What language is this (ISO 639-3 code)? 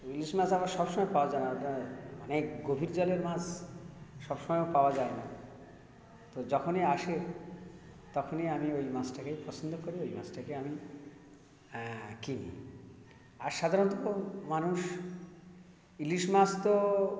ben